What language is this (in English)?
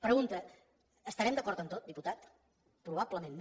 Catalan